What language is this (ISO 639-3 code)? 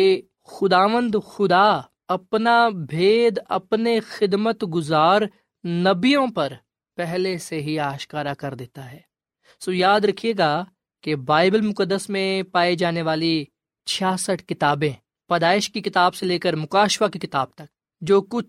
urd